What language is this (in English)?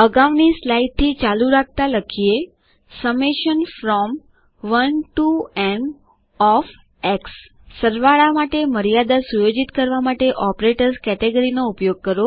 Gujarati